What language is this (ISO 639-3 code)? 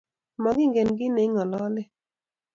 kln